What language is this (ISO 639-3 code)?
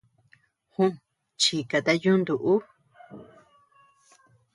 cux